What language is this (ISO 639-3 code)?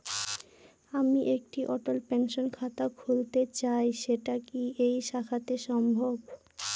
ben